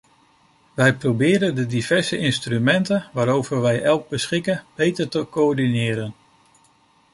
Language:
Dutch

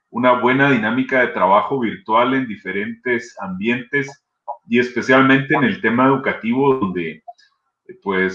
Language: Spanish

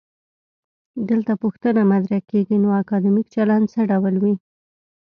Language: Pashto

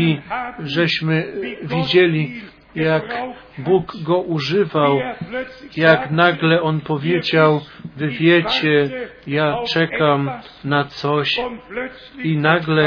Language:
Polish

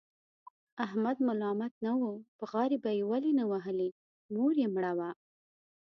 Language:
Pashto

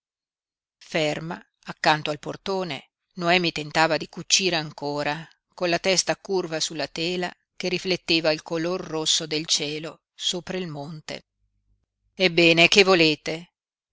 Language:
Italian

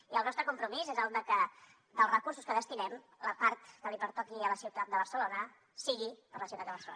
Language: Catalan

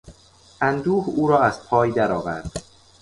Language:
Persian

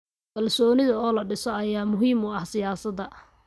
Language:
Somali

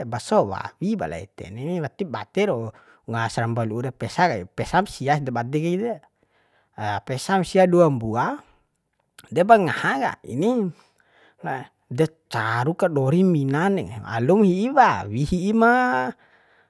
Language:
Bima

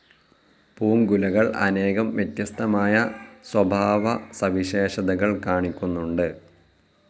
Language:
Malayalam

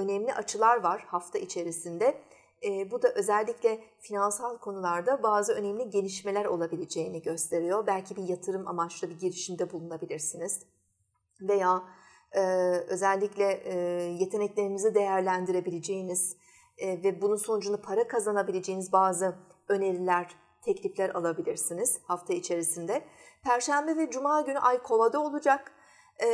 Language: Turkish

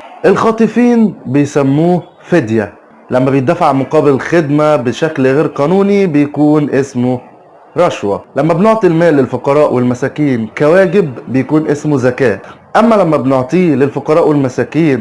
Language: Arabic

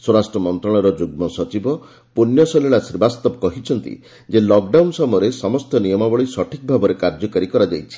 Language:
Odia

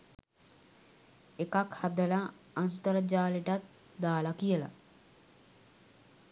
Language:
Sinhala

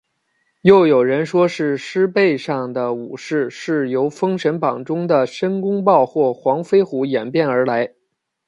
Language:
Chinese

